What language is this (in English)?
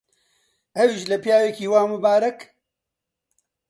Central Kurdish